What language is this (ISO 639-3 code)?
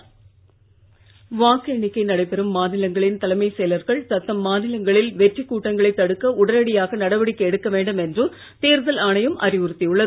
tam